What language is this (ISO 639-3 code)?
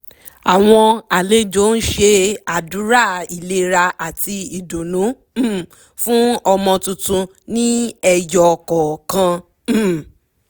yor